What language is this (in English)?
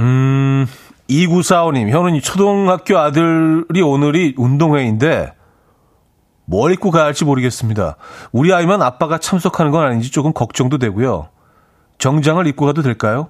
Korean